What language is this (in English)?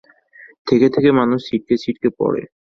Bangla